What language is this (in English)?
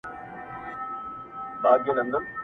Pashto